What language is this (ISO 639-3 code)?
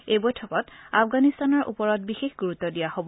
asm